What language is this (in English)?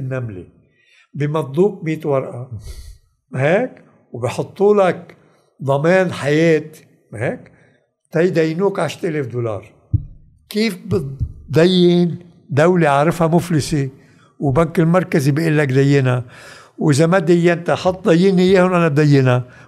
Arabic